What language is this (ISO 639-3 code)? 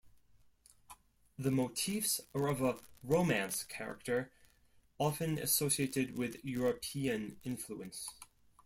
eng